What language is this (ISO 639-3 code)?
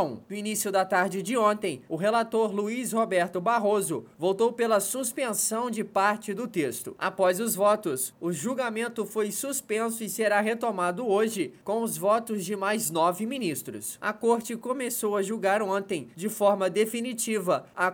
por